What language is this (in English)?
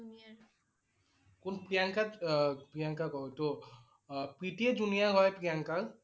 Assamese